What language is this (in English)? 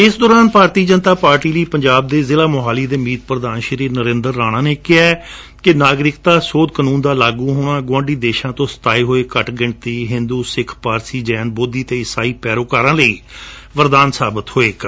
Punjabi